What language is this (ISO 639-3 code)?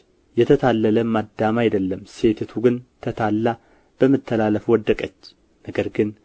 amh